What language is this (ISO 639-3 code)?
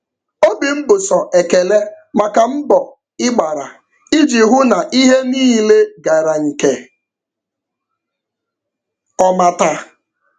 ibo